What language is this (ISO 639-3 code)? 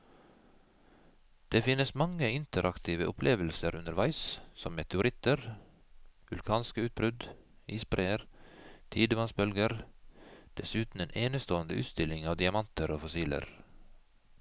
nor